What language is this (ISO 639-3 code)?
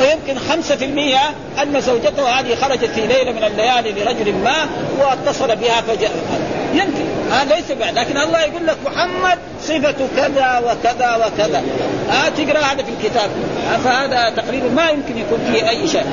ara